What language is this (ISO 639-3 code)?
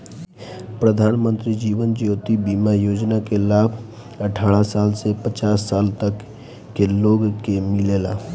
bho